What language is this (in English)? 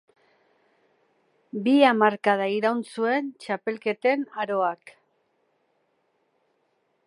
Basque